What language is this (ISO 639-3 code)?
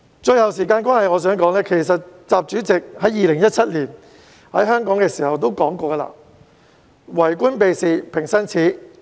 yue